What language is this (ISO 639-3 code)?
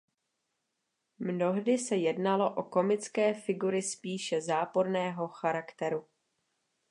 ces